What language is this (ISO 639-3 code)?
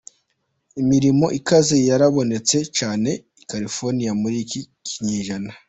kin